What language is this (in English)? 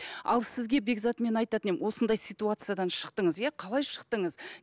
Kazakh